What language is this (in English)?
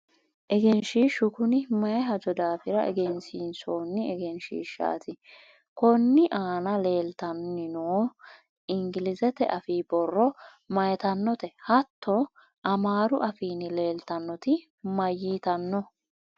Sidamo